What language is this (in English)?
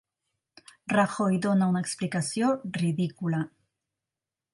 Catalan